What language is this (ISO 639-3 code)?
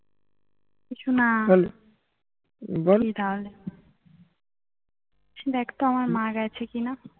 ben